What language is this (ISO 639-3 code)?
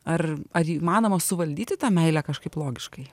lit